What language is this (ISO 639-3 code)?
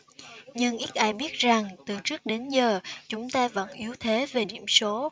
vie